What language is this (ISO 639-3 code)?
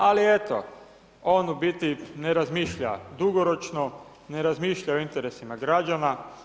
hrv